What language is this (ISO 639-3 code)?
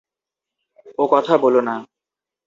ben